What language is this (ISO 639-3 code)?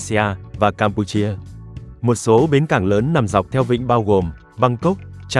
vie